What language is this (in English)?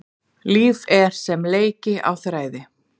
Icelandic